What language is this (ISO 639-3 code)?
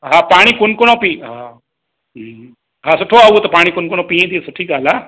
snd